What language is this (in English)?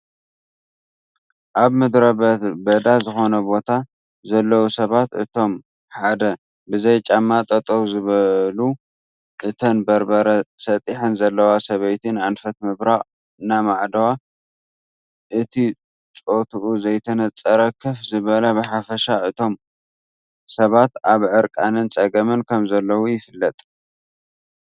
Tigrinya